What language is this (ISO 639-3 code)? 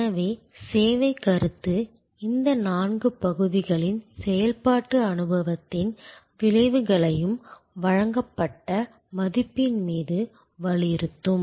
tam